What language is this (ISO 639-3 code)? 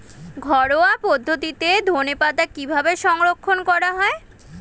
ben